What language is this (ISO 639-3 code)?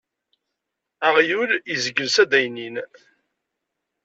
kab